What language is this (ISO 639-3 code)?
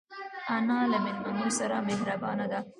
pus